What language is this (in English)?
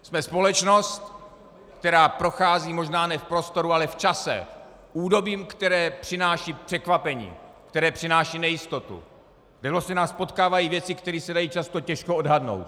Czech